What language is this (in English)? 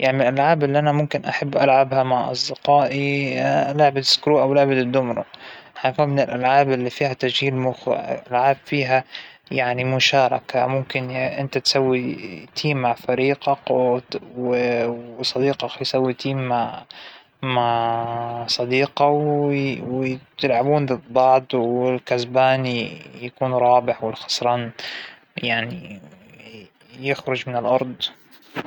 Hijazi Arabic